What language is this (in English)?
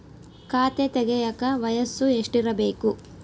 Kannada